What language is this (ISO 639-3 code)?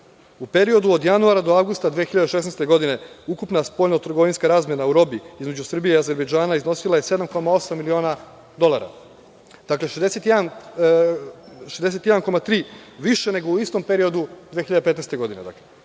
srp